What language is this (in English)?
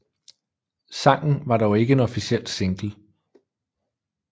Danish